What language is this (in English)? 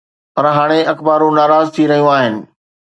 Sindhi